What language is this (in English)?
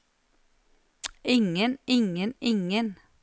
Norwegian